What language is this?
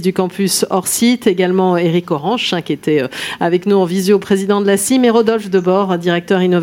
French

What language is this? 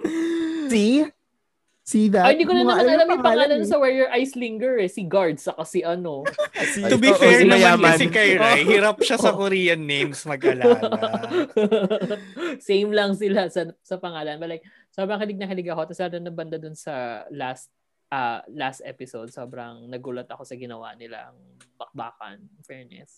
Filipino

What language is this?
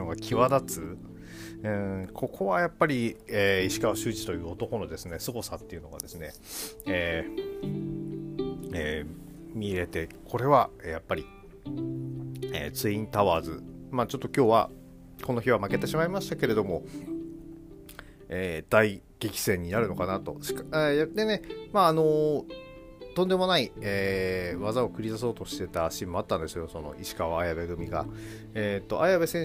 Japanese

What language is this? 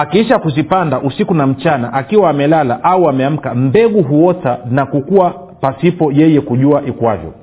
Swahili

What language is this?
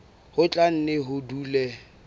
Southern Sotho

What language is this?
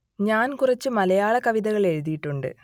Malayalam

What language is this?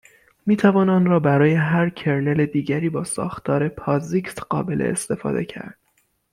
Persian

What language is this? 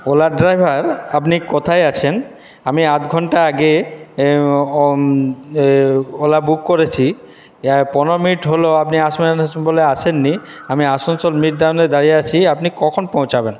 Bangla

